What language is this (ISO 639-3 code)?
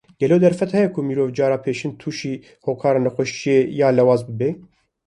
kur